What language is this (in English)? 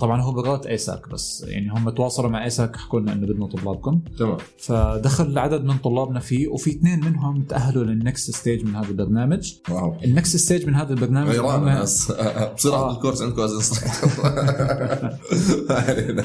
Arabic